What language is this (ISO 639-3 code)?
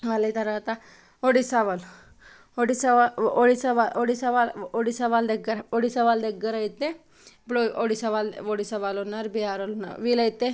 tel